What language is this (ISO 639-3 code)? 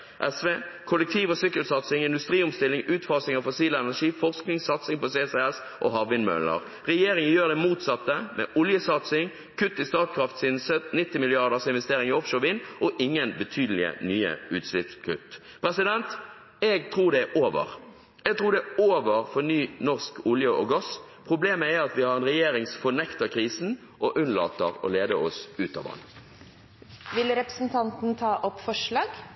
nor